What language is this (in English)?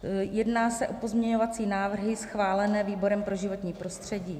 Czech